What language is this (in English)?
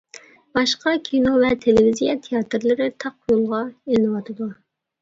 Uyghur